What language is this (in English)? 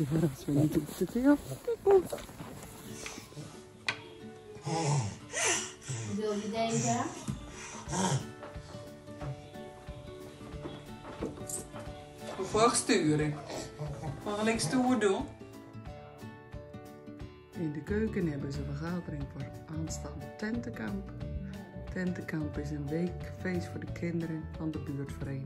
Dutch